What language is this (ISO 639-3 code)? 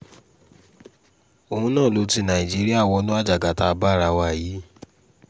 yor